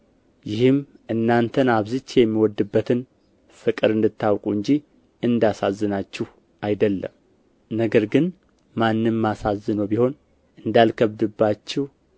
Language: Amharic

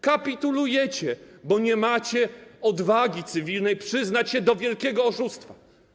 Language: Polish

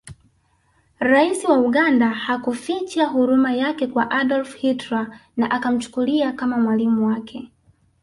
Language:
Swahili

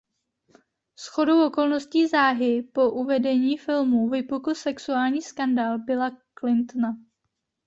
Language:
Czech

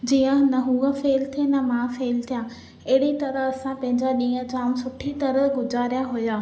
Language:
Sindhi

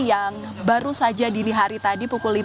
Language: Indonesian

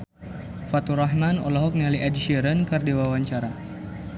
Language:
Sundanese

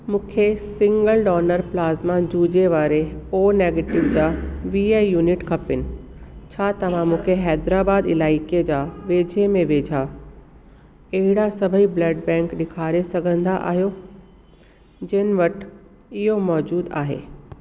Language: Sindhi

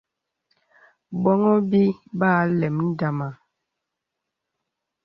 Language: Bebele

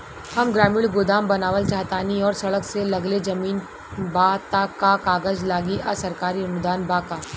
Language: Bhojpuri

